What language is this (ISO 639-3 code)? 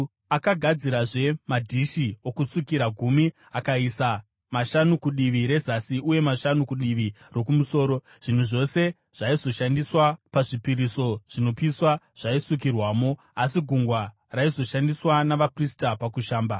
sna